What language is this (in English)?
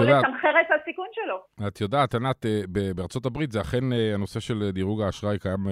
Hebrew